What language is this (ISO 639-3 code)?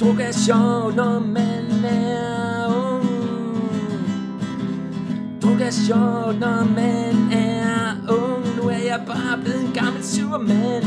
dan